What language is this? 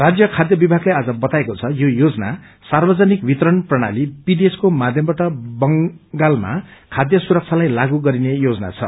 Nepali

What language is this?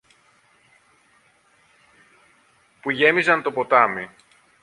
Greek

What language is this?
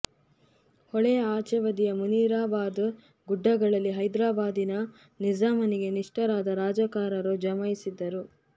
Kannada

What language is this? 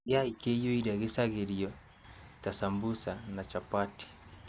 Kikuyu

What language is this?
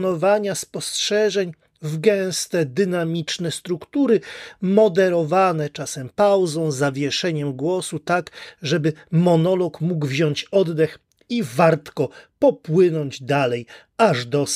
Polish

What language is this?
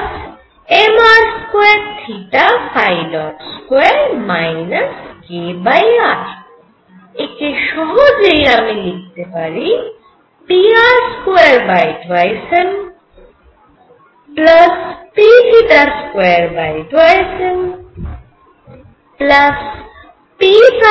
Bangla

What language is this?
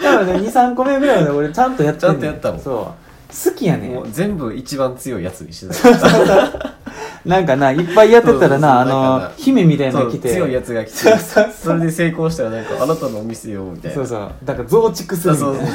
Japanese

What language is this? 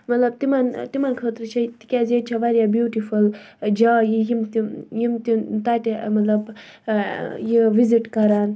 Kashmiri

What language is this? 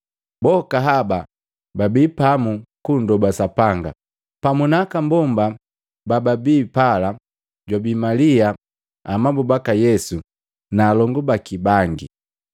Matengo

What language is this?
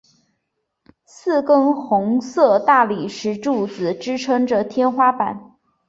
Chinese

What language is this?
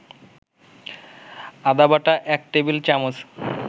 Bangla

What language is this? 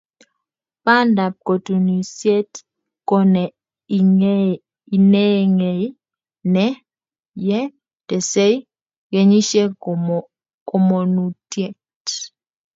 Kalenjin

